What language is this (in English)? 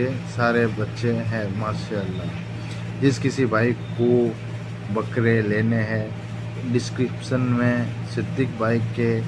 Hindi